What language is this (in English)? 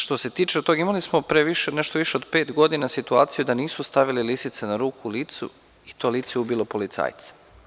Serbian